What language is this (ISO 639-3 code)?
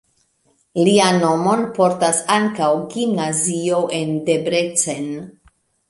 epo